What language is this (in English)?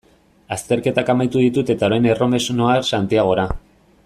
Basque